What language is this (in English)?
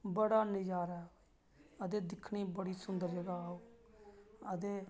Dogri